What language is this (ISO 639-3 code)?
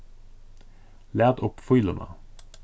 fao